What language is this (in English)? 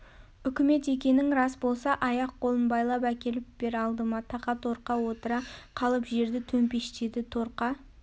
Kazakh